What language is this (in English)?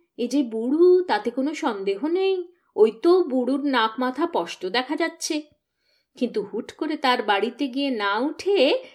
Bangla